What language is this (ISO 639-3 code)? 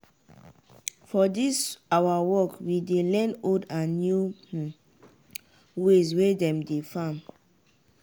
pcm